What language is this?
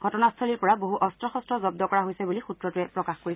Assamese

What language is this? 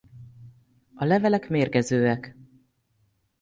Hungarian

